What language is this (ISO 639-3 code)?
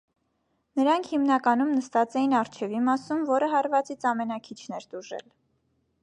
hye